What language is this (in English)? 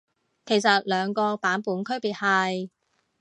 Cantonese